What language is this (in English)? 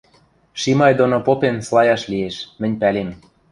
Western Mari